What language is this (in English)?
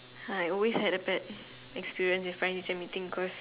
English